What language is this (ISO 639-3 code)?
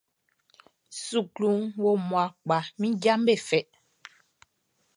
bci